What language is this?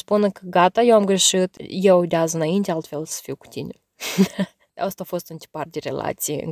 Romanian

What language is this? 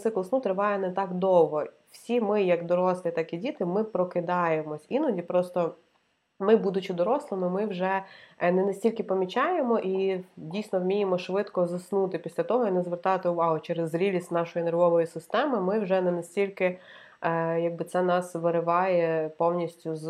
Ukrainian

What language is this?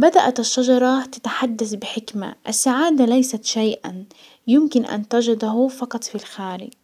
Hijazi Arabic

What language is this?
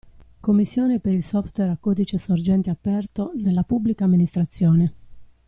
Italian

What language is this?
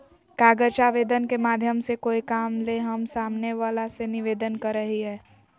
Magahi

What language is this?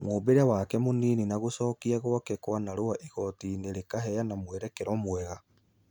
Kikuyu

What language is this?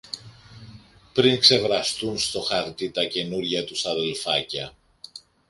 Greek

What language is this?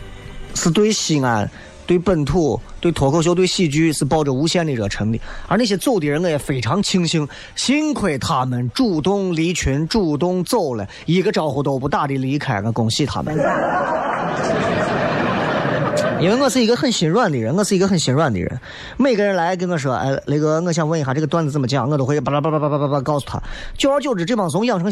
Chinese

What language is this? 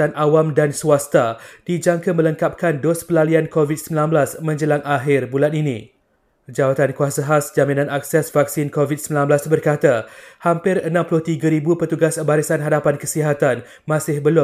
Malay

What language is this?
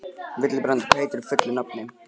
Icelandic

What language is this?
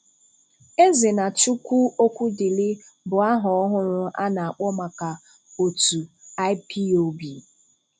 Igbo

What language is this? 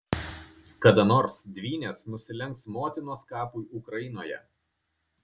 Lithuanian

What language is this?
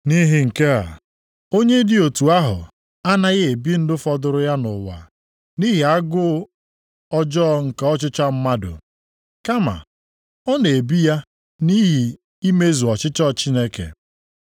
Igbo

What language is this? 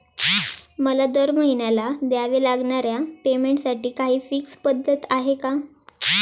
Marathi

